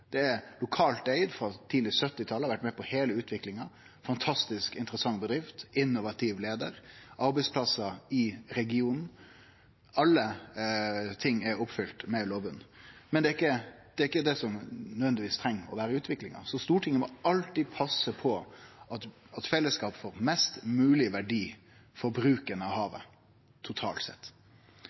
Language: Norwegian Nynorsk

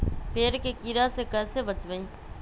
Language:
Magahi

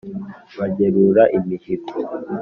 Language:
Kinyarwanda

